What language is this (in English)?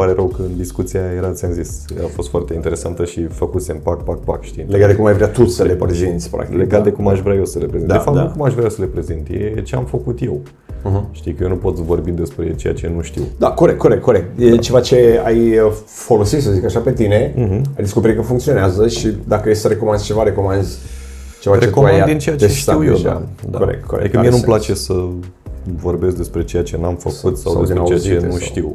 Romanian